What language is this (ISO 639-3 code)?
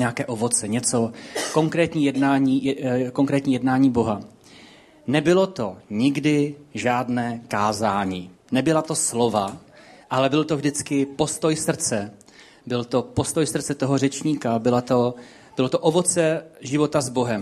ces